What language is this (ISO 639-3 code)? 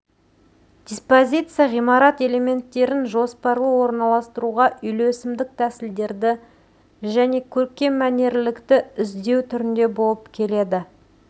kaz